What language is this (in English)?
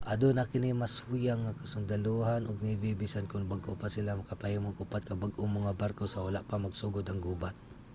Cebuano